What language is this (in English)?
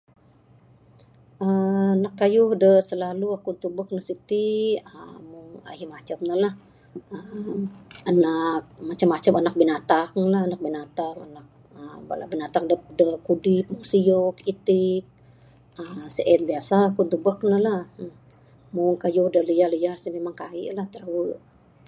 Bukar-Sadung Bidayuh